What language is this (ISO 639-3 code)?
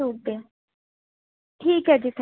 pan